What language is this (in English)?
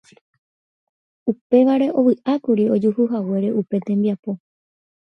Guarani